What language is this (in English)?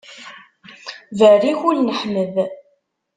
Kabyle